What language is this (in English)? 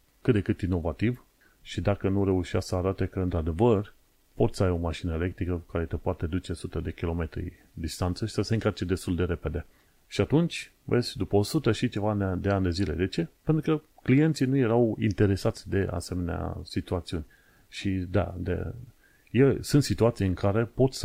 Romanian